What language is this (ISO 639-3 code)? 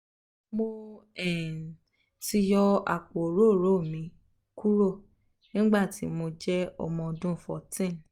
yor